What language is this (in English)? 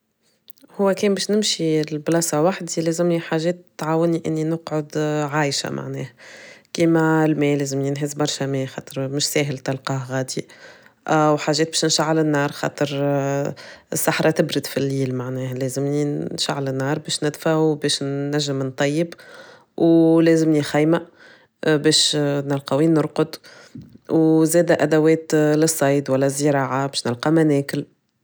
Tunisian Arabic